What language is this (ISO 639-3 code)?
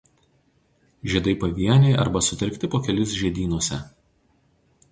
lit